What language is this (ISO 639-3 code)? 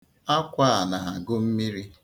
ibo